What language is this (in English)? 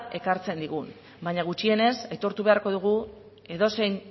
Basque